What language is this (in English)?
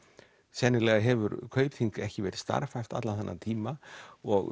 Icelandic